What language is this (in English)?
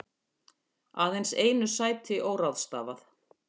Icelandic